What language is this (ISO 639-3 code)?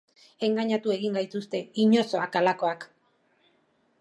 eus